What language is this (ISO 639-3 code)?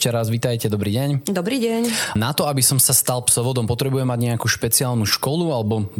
slk